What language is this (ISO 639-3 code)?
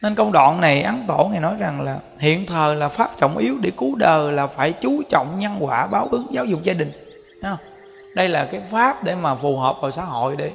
vie